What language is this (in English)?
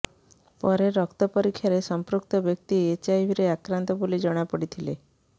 Odia